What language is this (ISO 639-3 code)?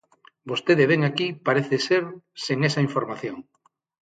glg